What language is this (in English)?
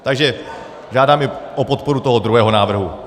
Czech